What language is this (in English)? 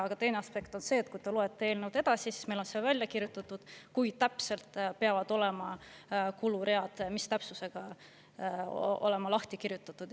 Estonian